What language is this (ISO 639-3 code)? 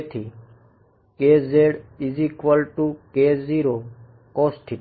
guj